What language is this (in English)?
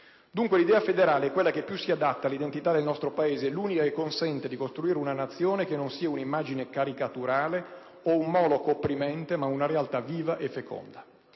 Italian